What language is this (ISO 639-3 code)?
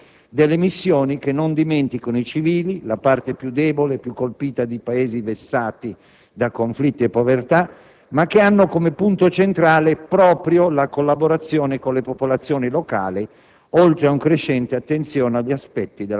ita